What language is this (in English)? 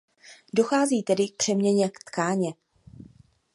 Czech